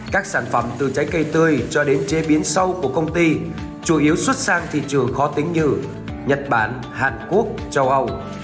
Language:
Vietnamese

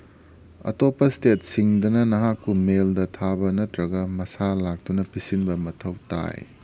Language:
Manipuri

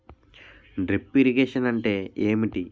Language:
Telugu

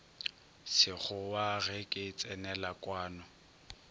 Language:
Northern Sotho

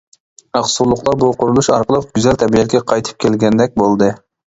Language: Uyghur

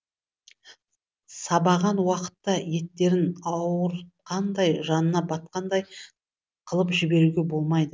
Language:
Kazakh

